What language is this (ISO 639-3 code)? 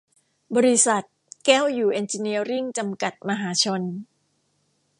tha